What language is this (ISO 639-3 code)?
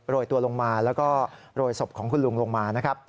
tha